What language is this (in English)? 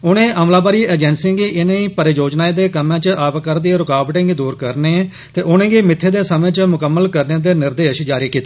Dogri